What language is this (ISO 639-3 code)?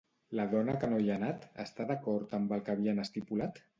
cat